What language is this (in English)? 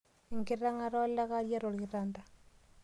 Masai